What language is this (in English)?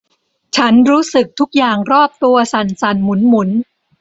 Thai